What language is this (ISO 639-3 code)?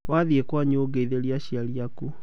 kik